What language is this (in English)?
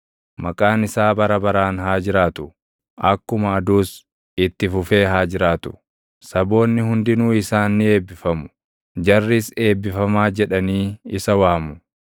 Oromo